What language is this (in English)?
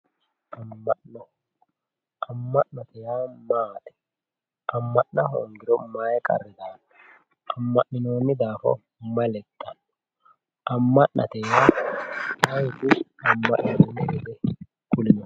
Sidamo